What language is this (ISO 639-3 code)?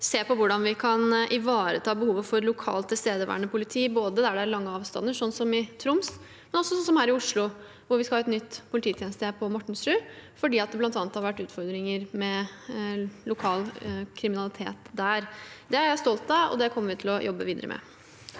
nor